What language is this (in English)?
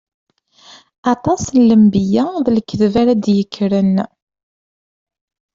Kabyle